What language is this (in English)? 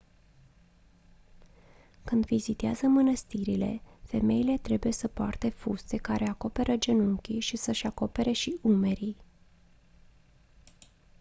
Romanian